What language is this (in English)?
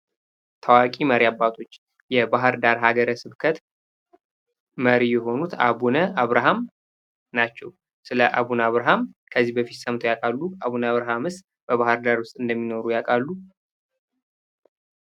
Amharic